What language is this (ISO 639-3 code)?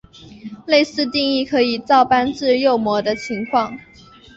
zho